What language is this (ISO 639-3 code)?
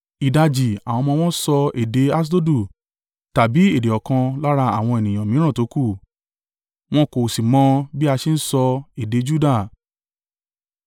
yor